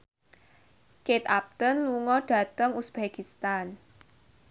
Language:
Javanese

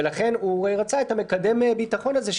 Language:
Hebrew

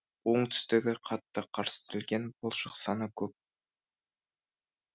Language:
Kazakh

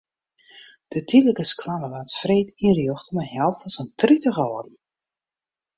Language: Western Frisian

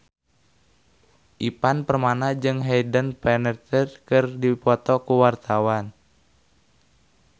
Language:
Sundanese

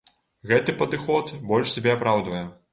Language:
Belarusian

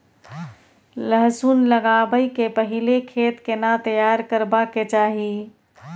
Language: Maithili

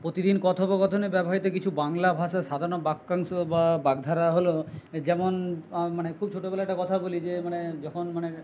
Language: Bangla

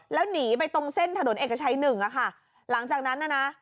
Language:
Thai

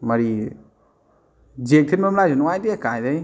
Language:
Manipuri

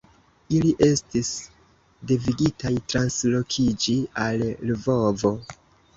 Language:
Esperanto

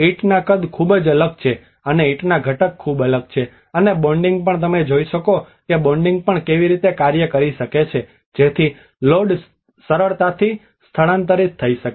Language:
Gujarati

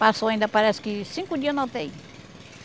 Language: Portuguese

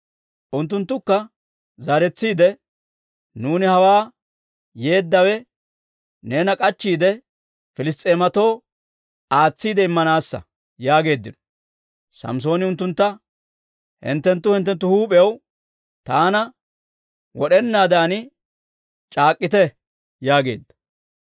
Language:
Dawro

